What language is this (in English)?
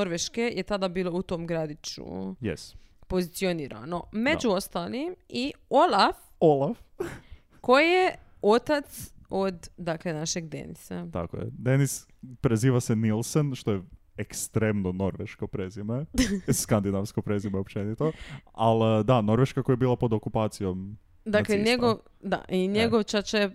Croatian